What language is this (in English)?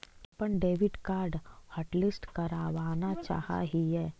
Magahi